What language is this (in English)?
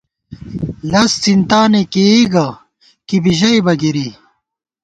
Gawar-Bati